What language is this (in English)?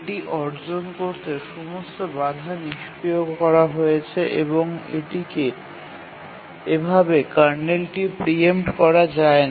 Bangla